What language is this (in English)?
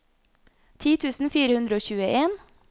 Norwegian